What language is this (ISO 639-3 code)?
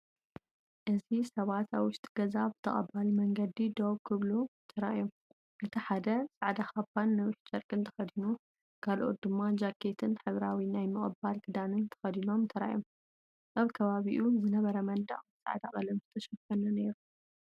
tir